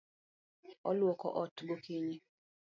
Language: Luo (Kenya and Tanzania)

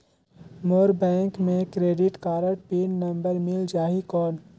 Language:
Chhattisgarhi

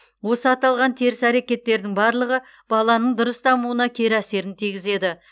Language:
Kazakh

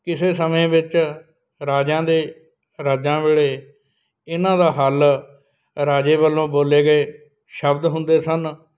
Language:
Punjabi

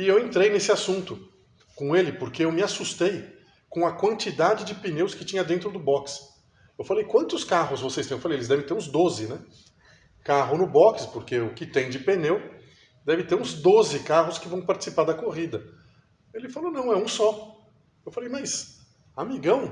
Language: Portuguese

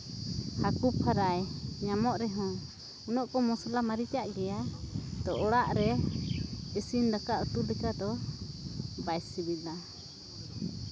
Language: Santali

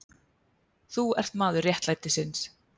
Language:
Icelandic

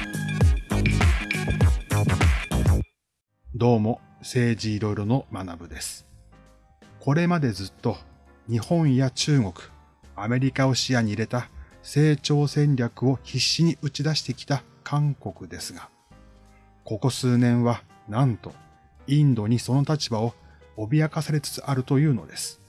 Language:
Japanese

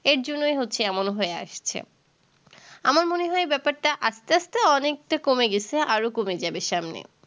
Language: Bangla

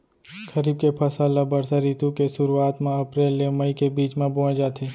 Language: Chhattisgarhi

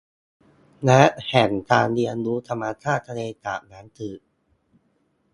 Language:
Thai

